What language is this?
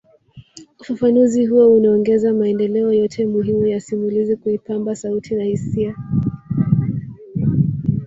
Swahili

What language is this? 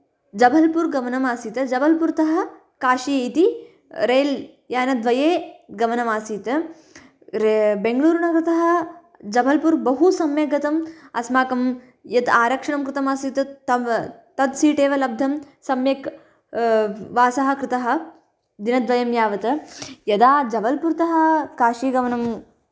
Sanskrit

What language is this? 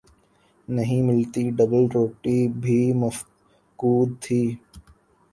Urdu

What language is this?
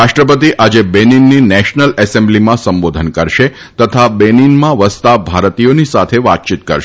Gujarati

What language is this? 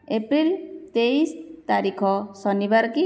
Odia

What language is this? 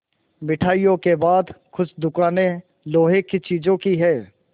Hindi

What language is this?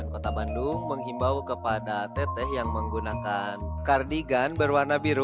Indonesian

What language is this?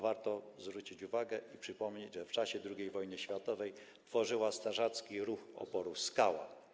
Polish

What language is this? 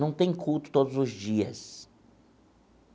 Portuguese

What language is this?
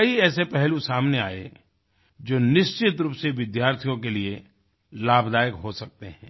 Hindi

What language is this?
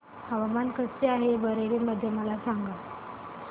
Marathi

